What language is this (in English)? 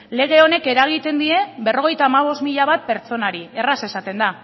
Basque